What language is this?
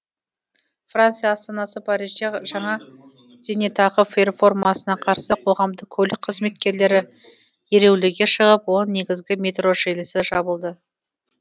Kazakh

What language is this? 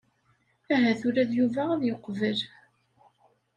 Kabyle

